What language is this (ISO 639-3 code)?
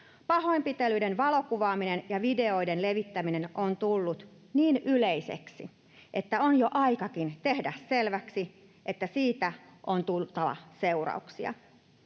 fin